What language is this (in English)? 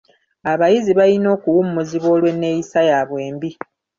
Ganda